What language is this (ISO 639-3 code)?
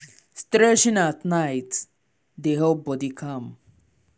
pcm